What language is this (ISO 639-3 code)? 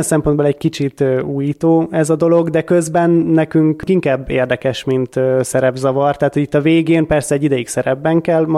hun